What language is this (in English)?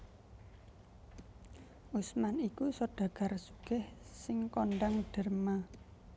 Javanese